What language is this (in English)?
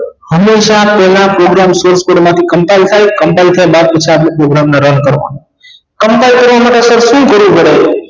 Gujarati